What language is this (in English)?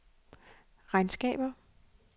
Danish